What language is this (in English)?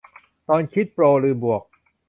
Thai